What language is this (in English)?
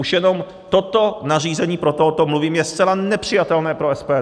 Czech